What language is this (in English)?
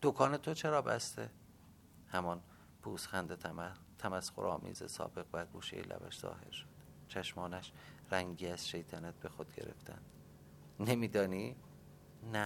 Persian